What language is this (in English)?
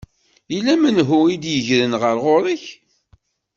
Kabyle